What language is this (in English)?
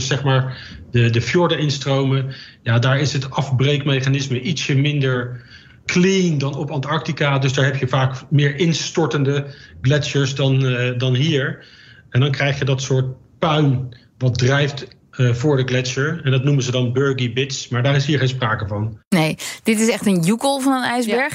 Dutch